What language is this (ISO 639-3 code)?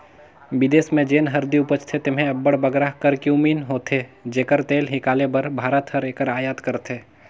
hne